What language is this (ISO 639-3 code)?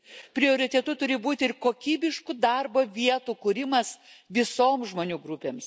lit